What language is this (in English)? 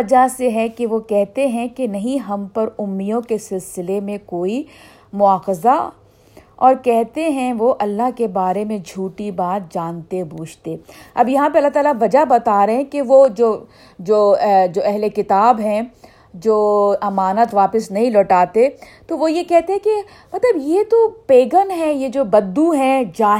Urdu